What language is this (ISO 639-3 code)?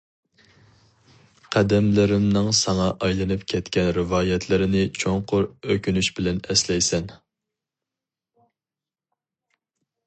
uig